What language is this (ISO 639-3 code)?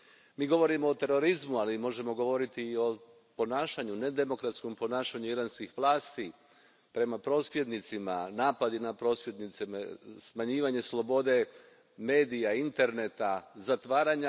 hrv